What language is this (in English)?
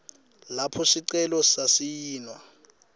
Swati